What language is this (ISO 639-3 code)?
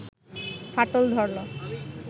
ben